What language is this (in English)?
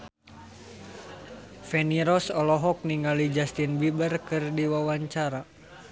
Sundanese